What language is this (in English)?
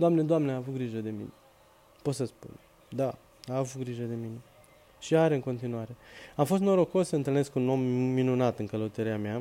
Romanian